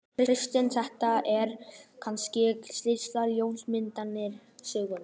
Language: Icelandic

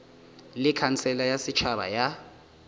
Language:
Northern Sotho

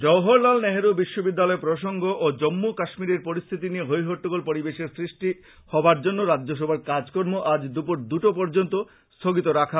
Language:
Bangla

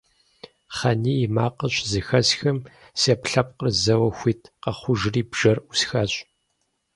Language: Kabardian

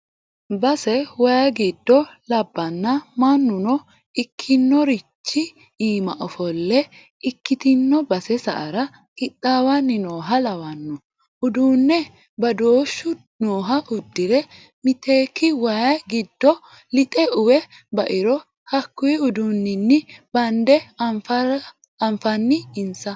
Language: Sidamo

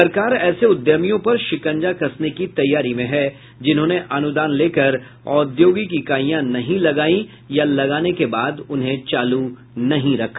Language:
Hindi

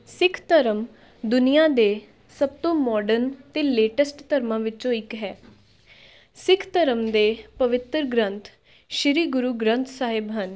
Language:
Punjabi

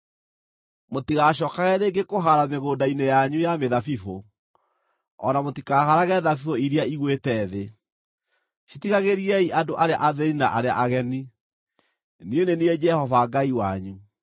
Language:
Kikuyu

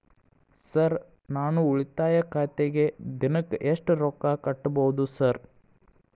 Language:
Kannada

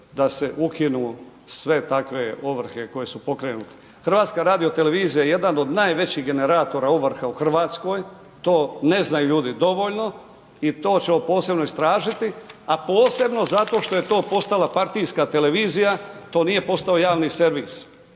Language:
Croatian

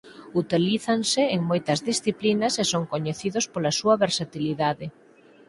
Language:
Galician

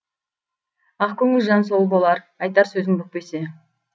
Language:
Kazakh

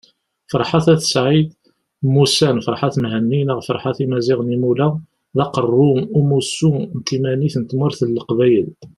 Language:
Kabyle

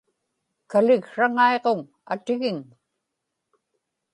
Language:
Inupiaq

